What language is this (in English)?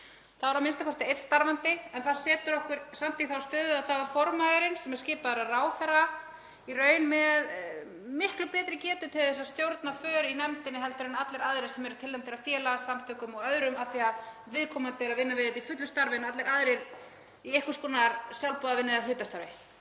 Icelandic